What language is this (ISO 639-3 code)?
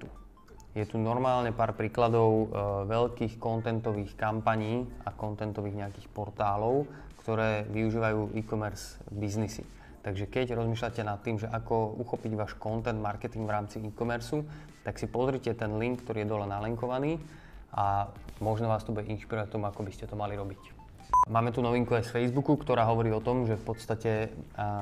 slk